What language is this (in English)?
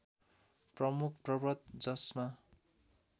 Nepali